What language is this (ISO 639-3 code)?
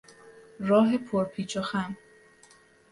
fas